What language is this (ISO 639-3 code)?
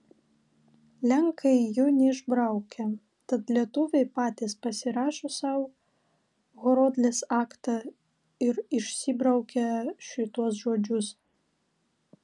lit